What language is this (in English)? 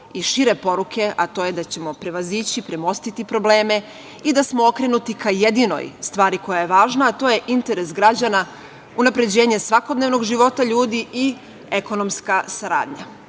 Serbian